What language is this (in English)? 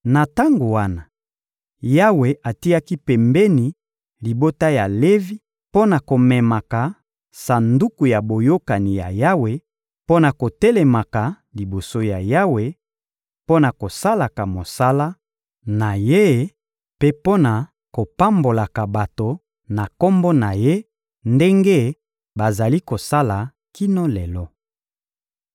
Lingala